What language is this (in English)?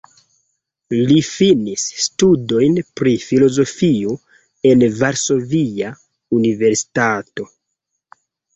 Esperanto